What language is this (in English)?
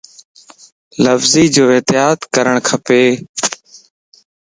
Lasi